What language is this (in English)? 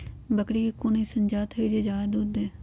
Magahi